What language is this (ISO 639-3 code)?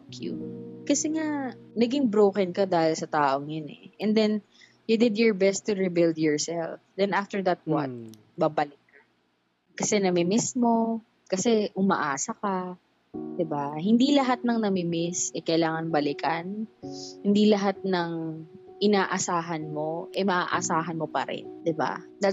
fil